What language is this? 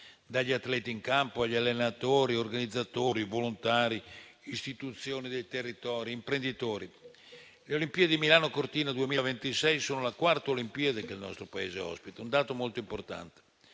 Italian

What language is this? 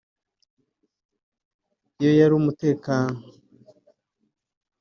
Kinyarwanda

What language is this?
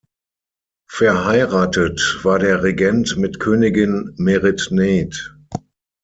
German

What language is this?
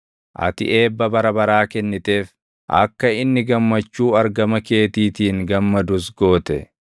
Oromo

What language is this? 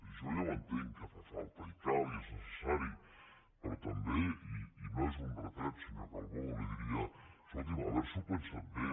Catalan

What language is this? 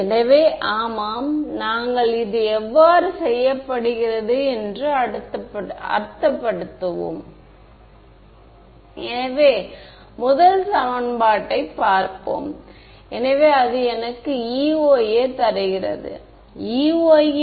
Tamil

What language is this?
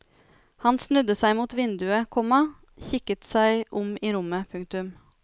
Norwegian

